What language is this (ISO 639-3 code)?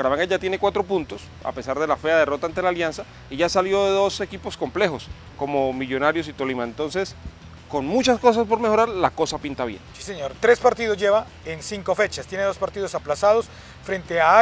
spa